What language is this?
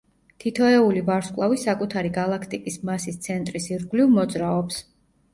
Georgian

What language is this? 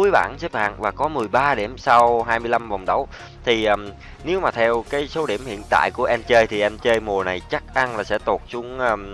Vietnamese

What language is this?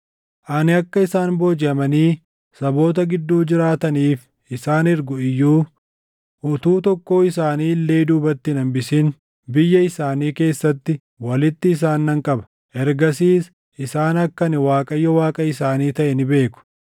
Oromo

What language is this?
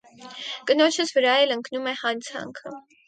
Armenian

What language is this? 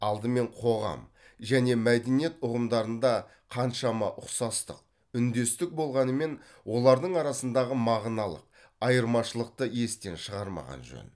Kazakh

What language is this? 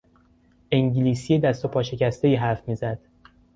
Persian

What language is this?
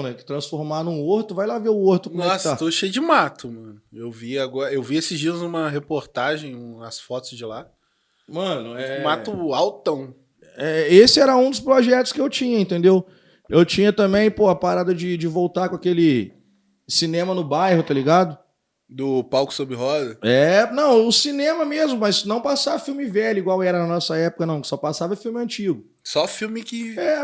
Portuguese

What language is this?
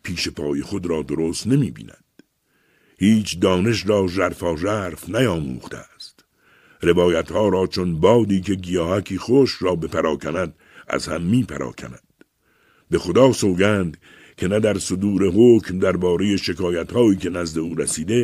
Persian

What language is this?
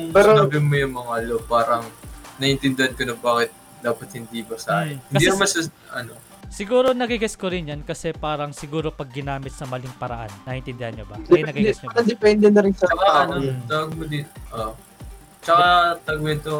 Filipino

